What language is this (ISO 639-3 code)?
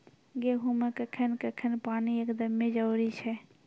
mai